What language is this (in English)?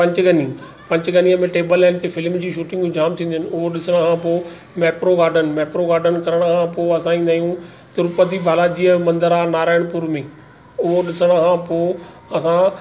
Sindhi